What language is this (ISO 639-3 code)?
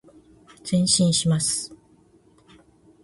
jpn